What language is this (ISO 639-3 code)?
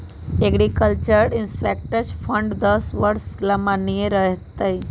mag